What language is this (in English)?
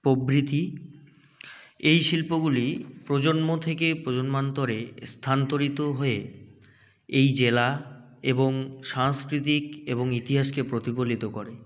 Bangla